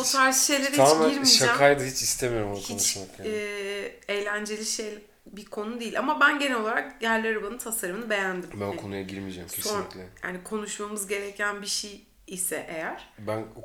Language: Turkish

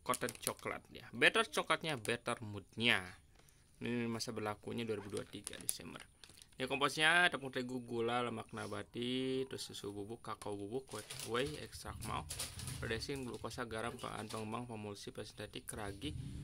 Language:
Indonesian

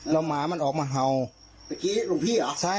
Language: Thai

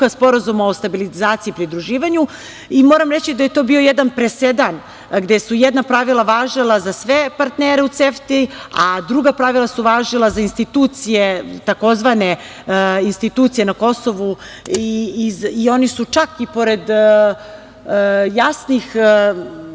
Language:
Serbian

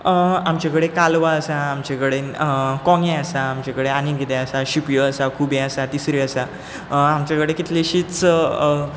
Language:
Konkani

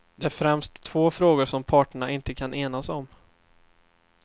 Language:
Swedish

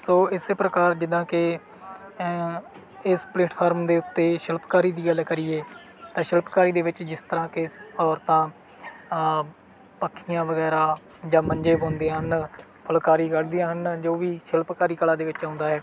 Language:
Punjabi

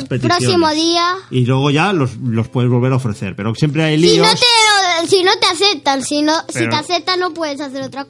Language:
Spanish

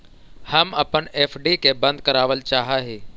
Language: Magahi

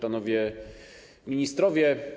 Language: Polish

